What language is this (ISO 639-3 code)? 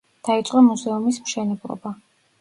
kat